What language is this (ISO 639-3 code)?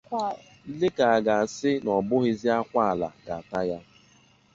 ibo